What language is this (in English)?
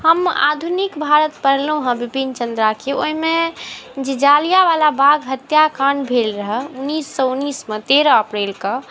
Maithili